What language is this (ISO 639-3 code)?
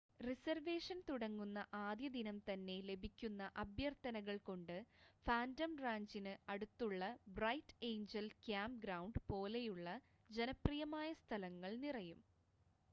mal